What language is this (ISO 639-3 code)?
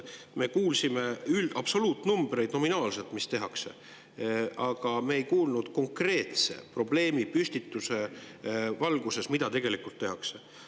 est